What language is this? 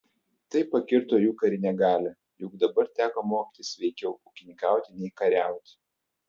Lithuanian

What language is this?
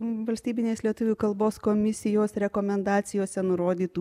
Lithuanian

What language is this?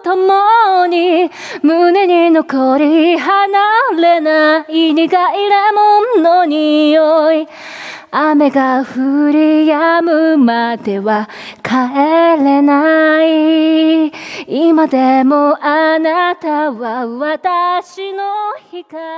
Japanese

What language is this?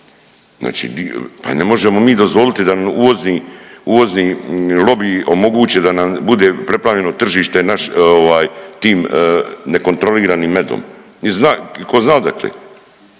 Croatian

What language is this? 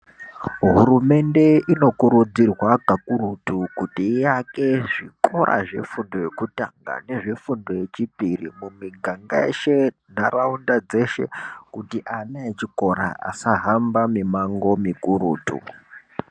Ndau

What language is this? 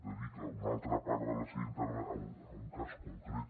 Catalan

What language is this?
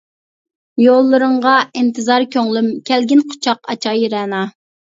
Uyghur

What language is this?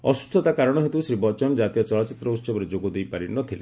Odia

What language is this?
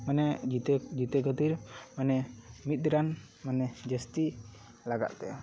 Santali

